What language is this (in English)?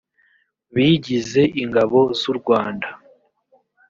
Kinyarwanda